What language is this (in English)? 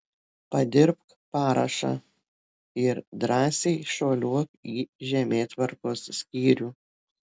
Lithuanian